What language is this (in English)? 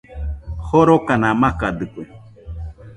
Nüpode Huitoto